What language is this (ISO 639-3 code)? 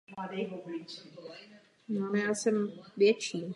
ces